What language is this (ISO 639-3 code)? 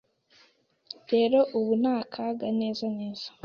kin